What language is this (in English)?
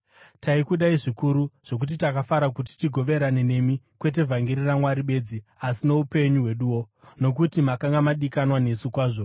Shona